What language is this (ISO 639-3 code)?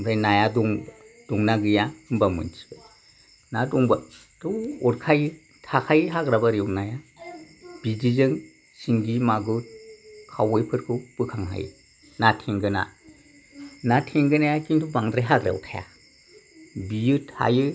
brx